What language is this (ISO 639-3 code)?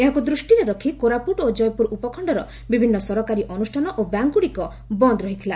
ori